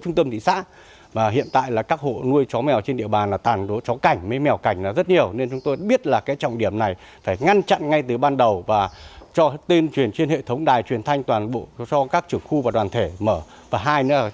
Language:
Vietnamese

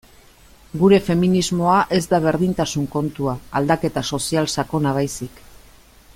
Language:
Basque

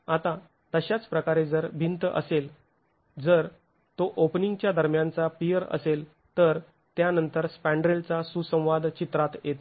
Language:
Marathi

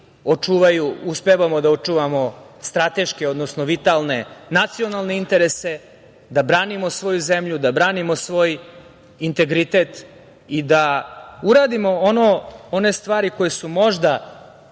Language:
Serbian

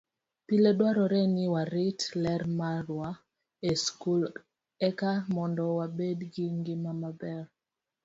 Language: Luo (Kenya and Tanzania)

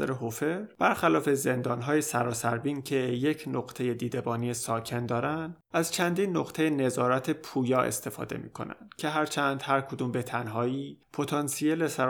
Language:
Persian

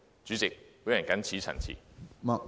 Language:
Cantonese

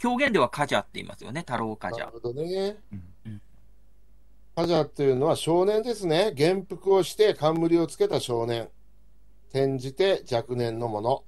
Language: Japanese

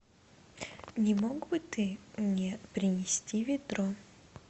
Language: Russian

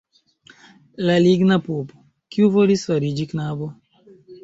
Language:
Esperanto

